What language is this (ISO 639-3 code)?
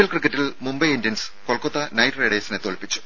mal